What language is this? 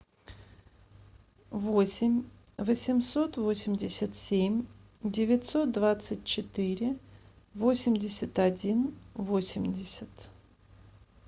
Russian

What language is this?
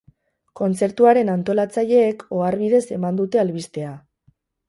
Basque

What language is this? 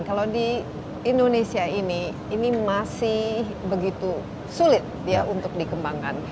Indonesian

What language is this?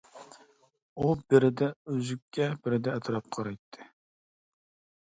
Uyghur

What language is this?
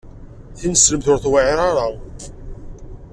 Kabyle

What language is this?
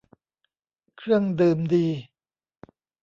Thai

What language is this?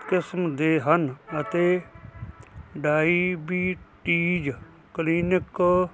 Punjabi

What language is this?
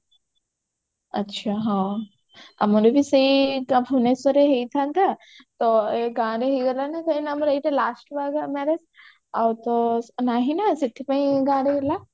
Odia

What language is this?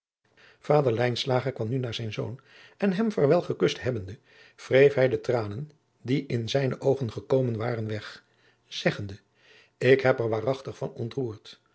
Dutch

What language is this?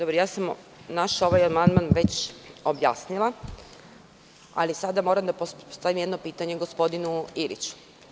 Serbian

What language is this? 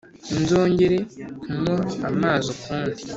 Kinyarwanda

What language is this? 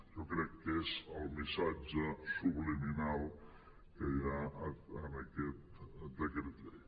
Catalan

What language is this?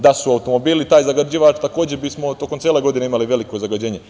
Serbian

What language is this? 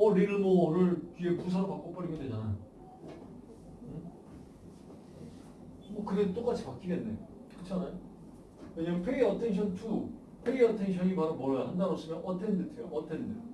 Korean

